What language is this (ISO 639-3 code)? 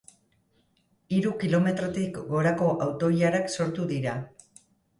eus